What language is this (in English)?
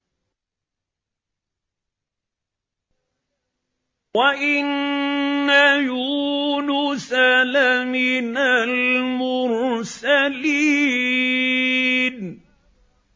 Arabic